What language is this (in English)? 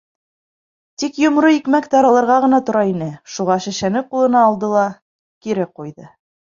Bashkir